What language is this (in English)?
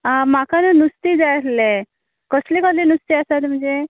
Konkani